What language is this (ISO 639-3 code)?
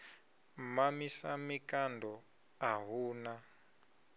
ven